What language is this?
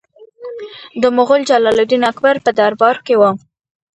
Pashto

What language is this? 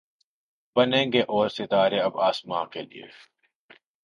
Urdu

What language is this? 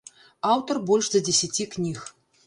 Belarusian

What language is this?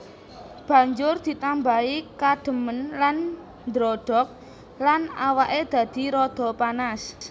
Javanese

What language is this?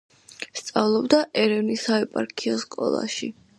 Georgian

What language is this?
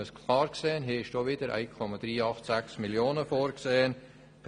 Swiss German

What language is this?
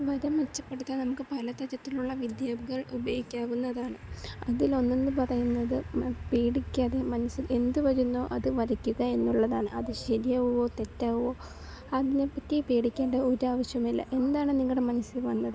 Malayalam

